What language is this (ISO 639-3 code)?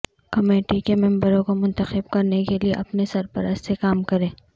urd